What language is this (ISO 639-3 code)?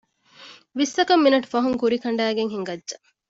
div